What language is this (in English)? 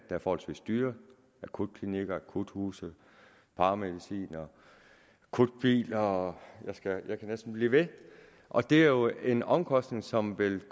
Danish